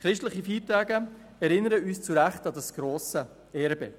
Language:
Swiss German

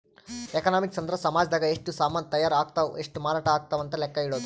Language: Kannada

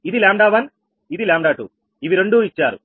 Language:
Telugu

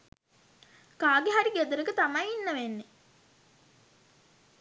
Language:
Sinhala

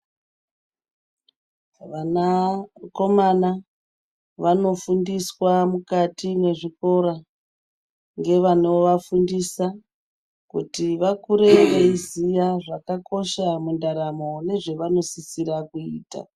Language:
Ndau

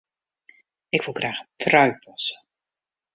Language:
Western Frisian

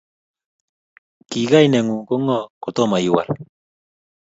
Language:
Kalenjin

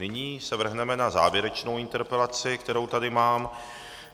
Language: Czech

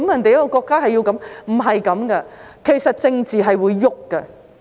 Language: Cantonese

